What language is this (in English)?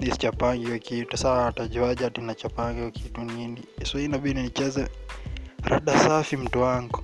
Swahili